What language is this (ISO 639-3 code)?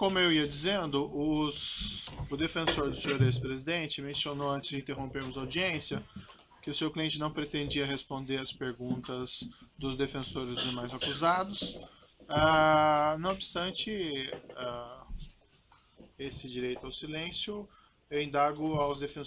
por